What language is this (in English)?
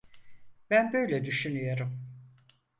Turkish